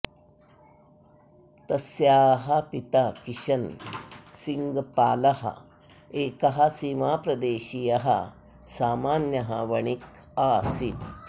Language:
Sanskrit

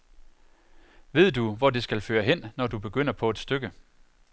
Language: Danish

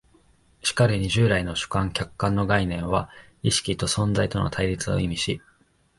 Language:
Japanese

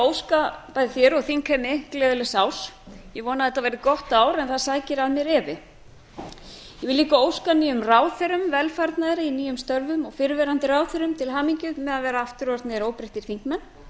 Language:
Icelandic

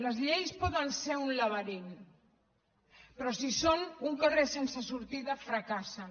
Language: Catalan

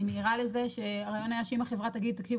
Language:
Hebrew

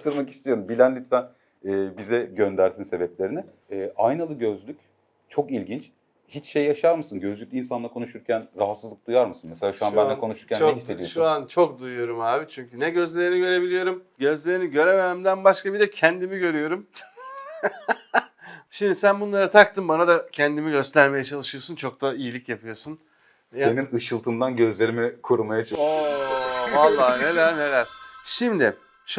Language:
Turkish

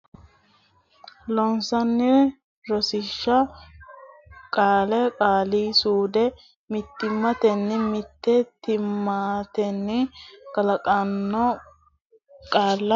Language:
Sidamo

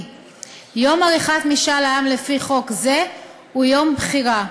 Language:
Hebrew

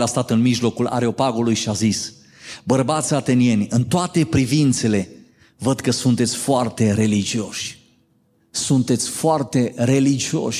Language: Romanian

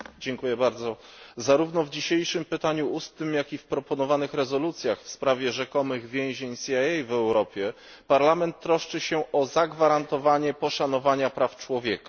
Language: Polish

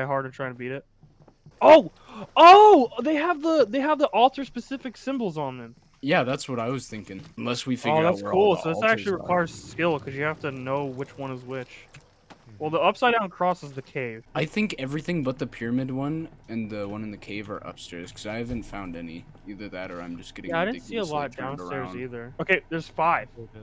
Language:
English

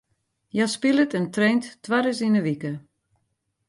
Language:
Western Frisian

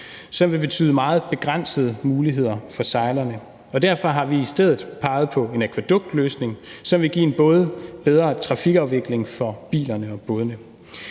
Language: Danish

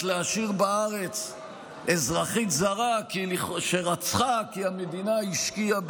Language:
Hebrew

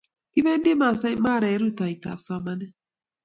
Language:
Kalenjin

